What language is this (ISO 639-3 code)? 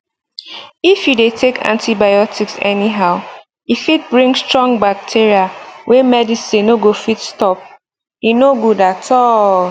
pcm